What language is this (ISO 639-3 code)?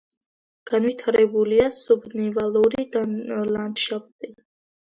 kat